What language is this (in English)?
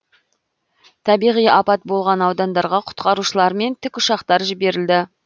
Kazakh